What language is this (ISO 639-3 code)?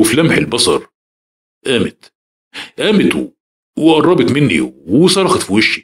ara